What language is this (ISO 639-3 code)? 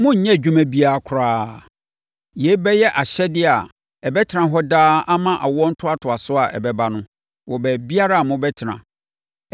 aka